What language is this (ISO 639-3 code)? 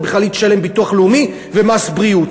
heb